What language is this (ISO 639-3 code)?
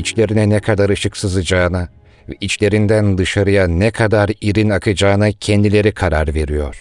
tur